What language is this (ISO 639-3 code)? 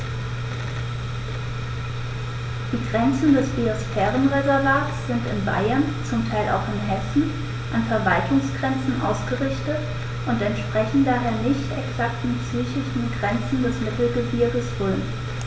deu